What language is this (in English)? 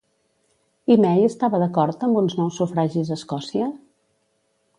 Catalan